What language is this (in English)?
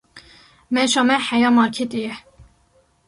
Kurdish